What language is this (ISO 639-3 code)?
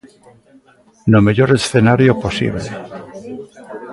glg